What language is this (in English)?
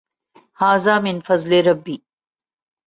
Urdu